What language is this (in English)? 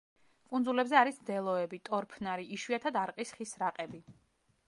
Georgian